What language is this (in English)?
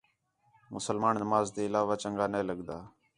Khetrani